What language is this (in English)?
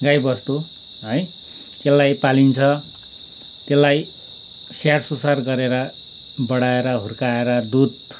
Nepali